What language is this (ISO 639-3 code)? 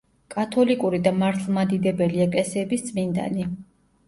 kat